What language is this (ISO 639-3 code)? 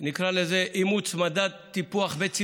heb